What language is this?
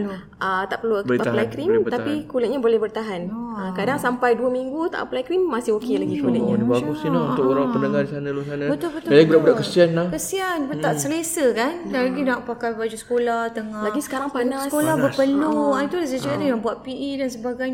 Malay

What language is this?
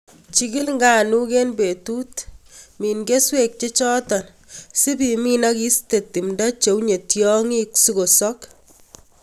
Kalenjin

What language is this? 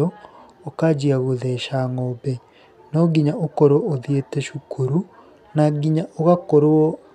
Kikuyu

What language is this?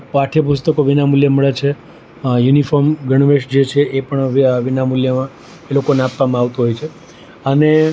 Gujarati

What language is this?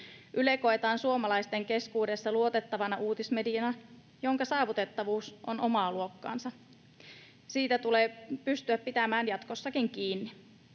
Finnish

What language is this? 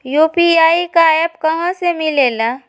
Magahi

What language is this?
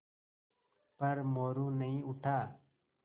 Hindi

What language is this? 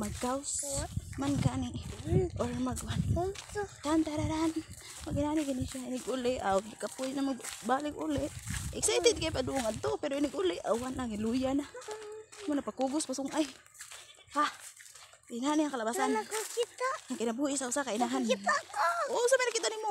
Filipino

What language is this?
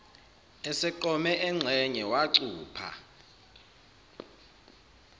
Zulu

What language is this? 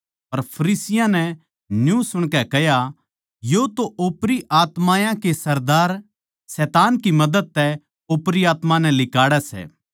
Haryanvi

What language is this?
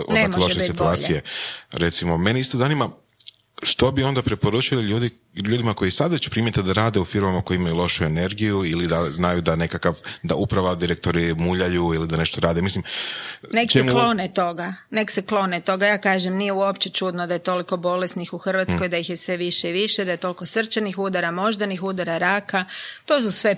Croatian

